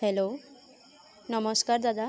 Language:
Assamese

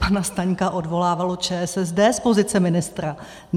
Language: Czech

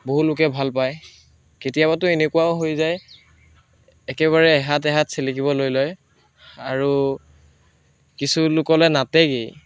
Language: Assamese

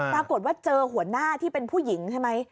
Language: Thai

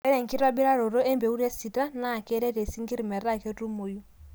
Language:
Masai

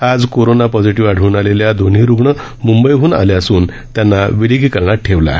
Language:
Marathi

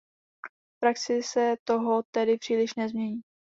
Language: Czech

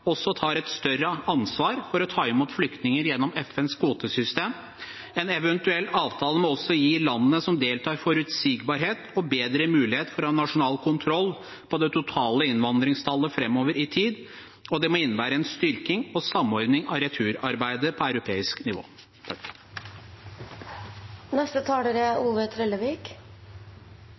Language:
Norwegian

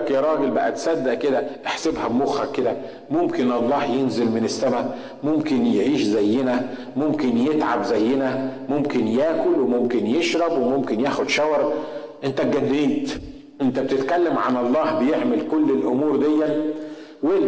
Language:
Arabic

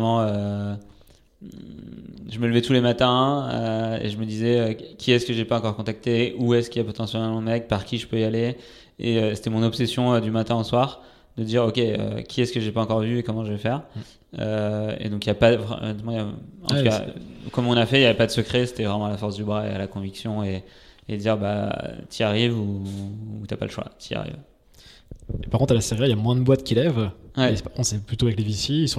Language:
French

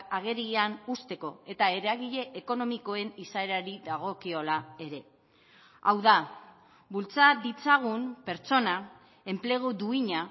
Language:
Basque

